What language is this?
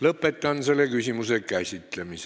Estonian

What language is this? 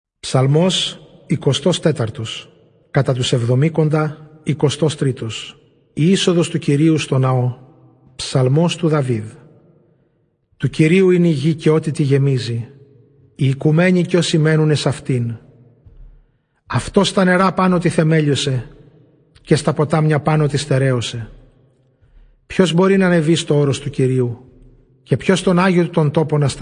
Greek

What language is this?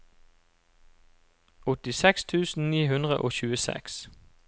Norwegian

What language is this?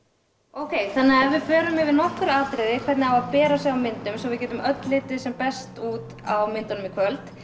Icelandic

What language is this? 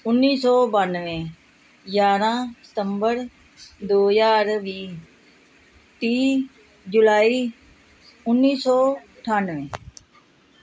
Punjabi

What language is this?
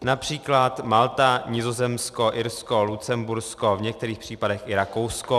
Czech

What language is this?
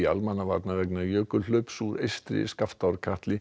Icelandic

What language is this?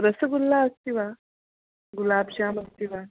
Sanskrit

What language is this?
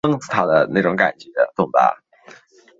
Chinese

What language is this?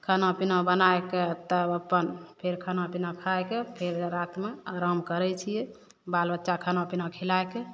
Maithili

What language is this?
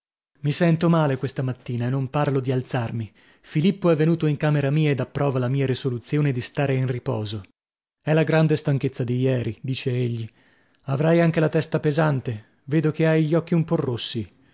Italian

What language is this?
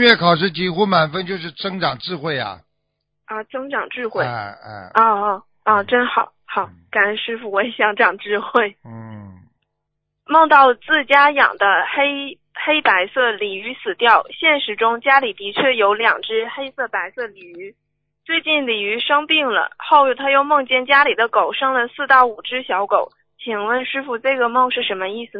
Chinese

